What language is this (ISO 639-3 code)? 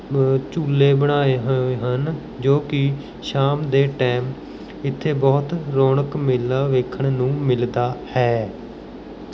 pan